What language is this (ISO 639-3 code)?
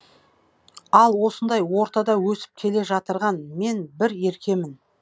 kaz